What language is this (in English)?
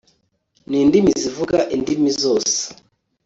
Kinyarwanda